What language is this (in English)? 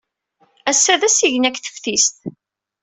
Kabyle